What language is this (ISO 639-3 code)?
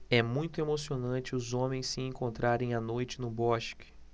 por